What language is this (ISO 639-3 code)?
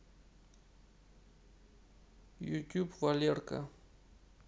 rus